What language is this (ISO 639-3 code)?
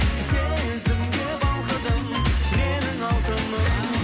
kaz